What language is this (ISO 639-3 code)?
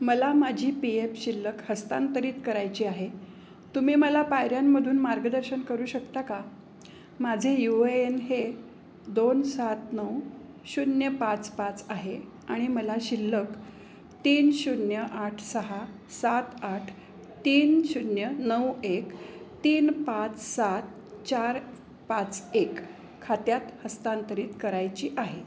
mar